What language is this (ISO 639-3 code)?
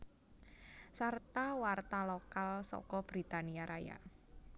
jav